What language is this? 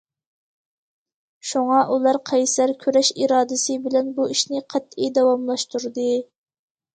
Uyghur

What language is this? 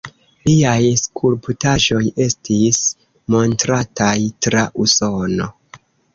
Esperanto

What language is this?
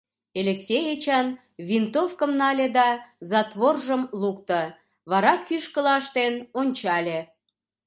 Mari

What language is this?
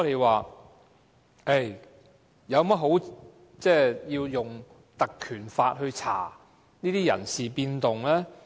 Cantonese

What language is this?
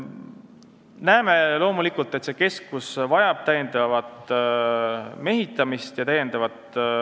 Estonian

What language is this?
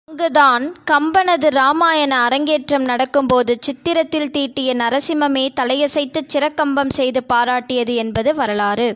Tamil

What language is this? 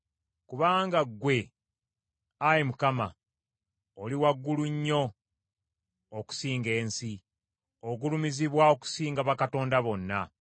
Ganda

